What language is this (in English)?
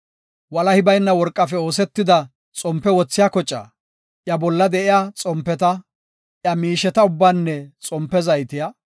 Gofa